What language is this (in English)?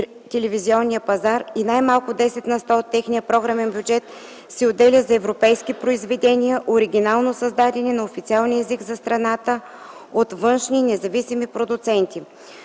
Bulgarian